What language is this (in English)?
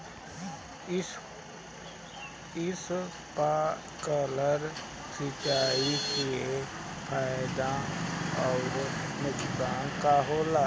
Bhojpuri